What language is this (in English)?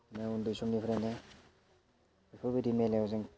Bodo